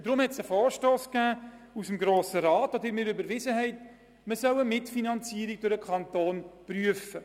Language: Swiss German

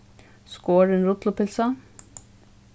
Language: Faroese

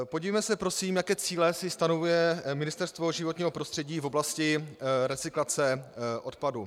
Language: Czech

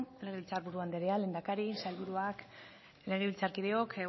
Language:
Basque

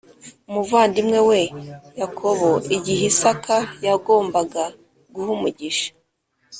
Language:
Kinyarwanda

